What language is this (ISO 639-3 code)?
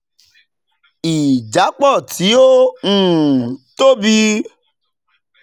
yor